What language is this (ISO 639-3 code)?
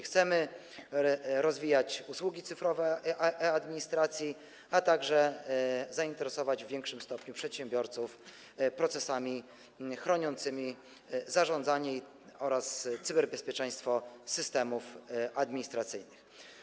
pol